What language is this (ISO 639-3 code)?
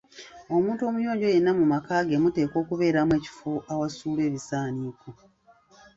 lug